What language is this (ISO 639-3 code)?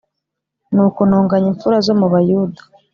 kin